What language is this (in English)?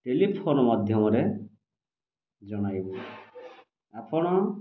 Odia